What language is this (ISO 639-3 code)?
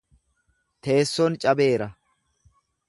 orm